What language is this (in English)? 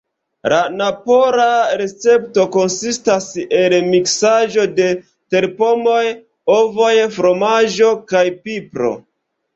Esperanto